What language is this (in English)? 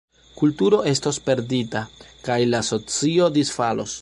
Esperanto